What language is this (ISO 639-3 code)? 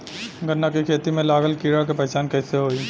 bho